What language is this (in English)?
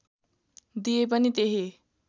Nepali